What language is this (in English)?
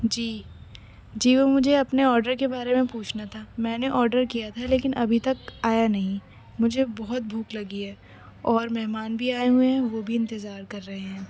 Urdu